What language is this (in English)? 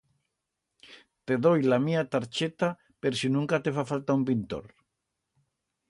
Aragonese